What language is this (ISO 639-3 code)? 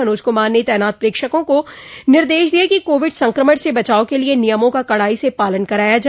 hin